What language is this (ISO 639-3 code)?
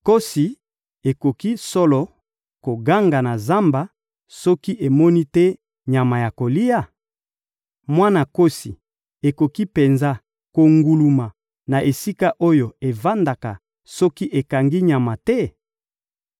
lin